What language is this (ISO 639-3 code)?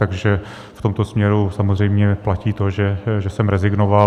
ces